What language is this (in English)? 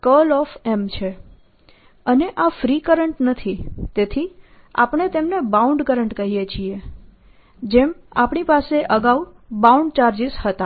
Gujarati